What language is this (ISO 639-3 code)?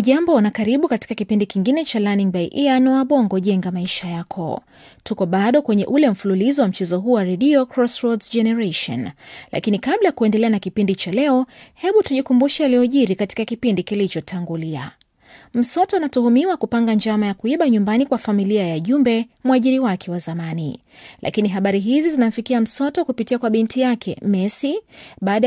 swa